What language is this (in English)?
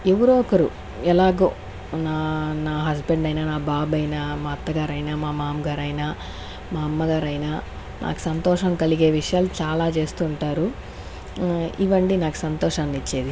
Telugu